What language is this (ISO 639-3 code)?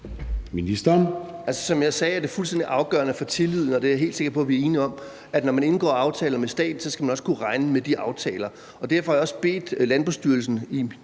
dan